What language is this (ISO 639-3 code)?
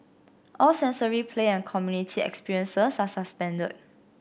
eng